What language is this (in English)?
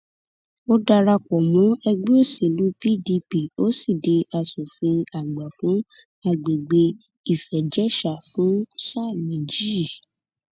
Yoruba